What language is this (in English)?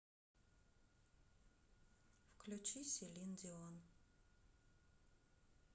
Russian